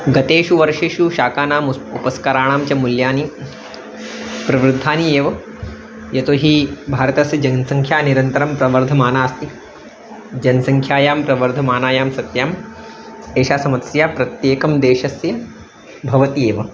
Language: Sanskrit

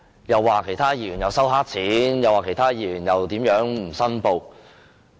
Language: Cantonese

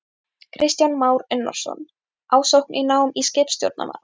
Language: Icelandic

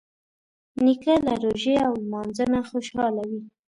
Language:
Pashto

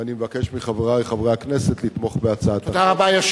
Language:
Hebrew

